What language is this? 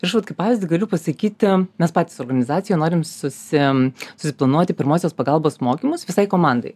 Lithuanian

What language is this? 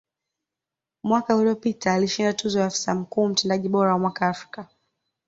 Swahili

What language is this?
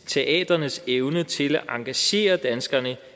Danish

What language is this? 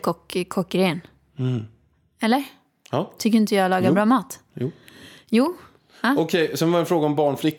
Swedish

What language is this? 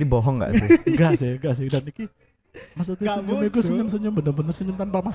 Indonesian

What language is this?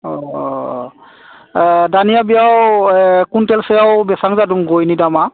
Bodo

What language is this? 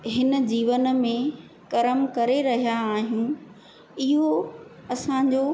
Sindhi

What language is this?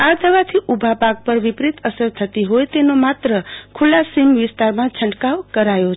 Gujarati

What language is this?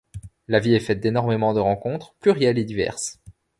French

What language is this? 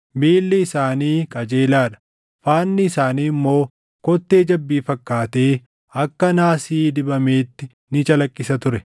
Oromo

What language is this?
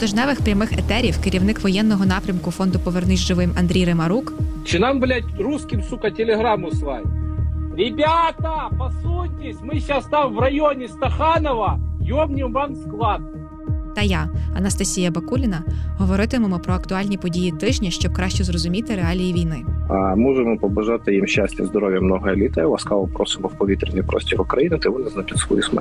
Ukrainian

